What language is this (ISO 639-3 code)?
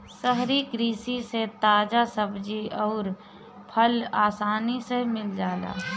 bho